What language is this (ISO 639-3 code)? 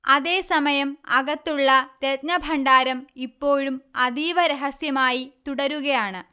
mal